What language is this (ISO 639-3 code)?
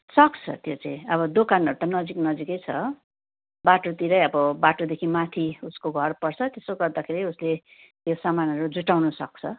nep